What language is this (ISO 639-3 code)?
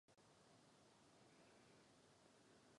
ces